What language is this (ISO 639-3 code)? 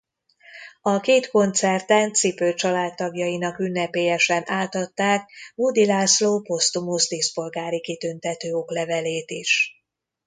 hun